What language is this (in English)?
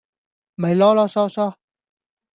Cantonese